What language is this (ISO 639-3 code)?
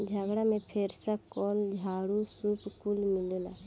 bho